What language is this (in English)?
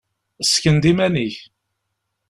Kabyle